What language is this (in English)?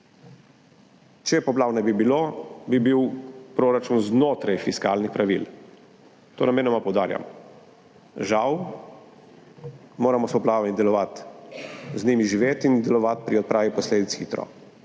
Slovenian